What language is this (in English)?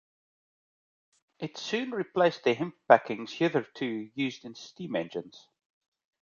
English